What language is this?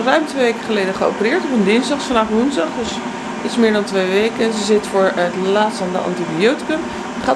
Dutch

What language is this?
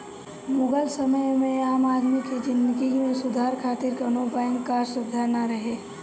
Bhojpuri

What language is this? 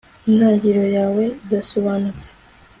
Kinyarwanda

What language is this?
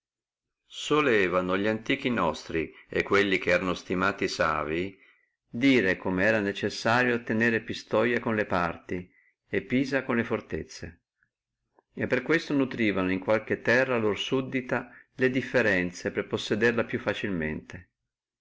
Italian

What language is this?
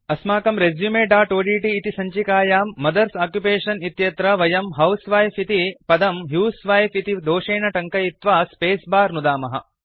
Sanskrit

